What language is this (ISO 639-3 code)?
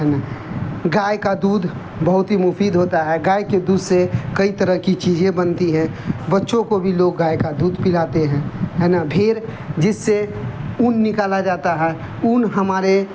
urd